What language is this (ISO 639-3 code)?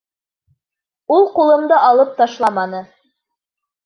bak